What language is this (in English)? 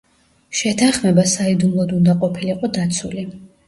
Georgian